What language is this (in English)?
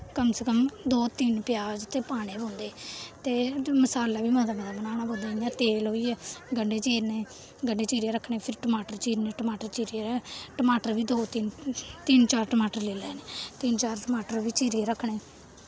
Dogri